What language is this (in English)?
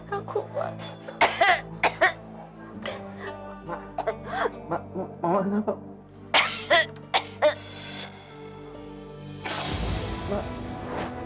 Indonesian